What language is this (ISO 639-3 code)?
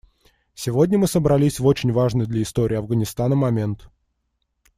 rus